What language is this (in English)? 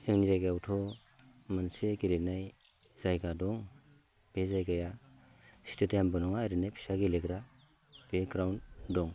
Bodo